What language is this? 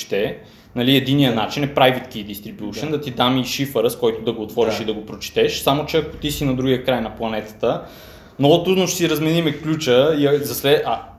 Bulgarian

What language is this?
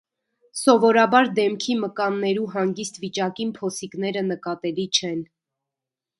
Armenian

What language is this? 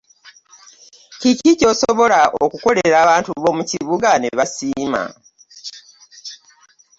Ganda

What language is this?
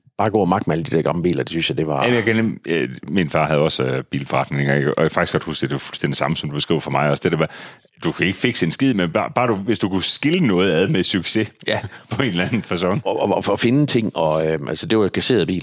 Danish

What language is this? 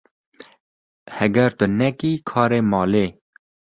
Kurdish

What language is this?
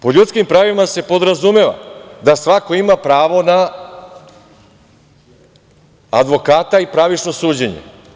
Serbian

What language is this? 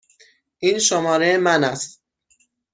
Persian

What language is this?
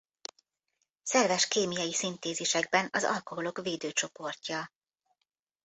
Hungarian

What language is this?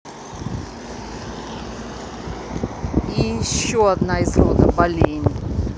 Russian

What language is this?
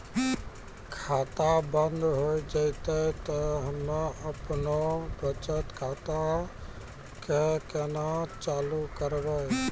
Maithili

